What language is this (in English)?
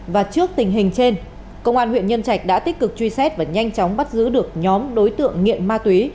Vietnamese